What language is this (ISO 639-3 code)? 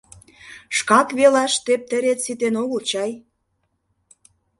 chm